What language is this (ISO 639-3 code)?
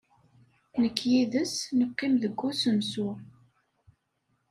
kab